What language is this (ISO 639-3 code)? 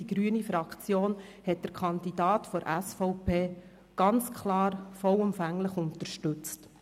gsw